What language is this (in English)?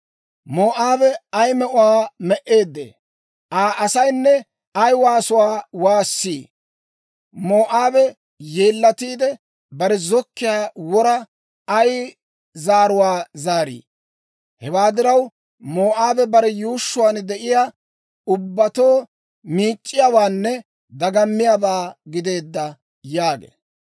Dawro